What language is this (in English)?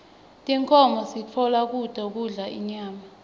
Swati